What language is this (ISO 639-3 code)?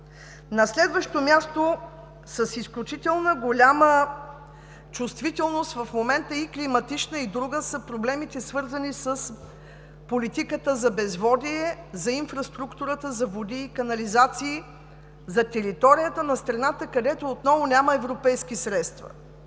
bul